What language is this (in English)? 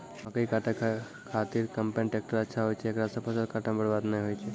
Maithili